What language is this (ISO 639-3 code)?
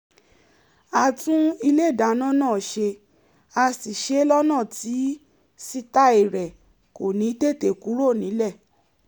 yor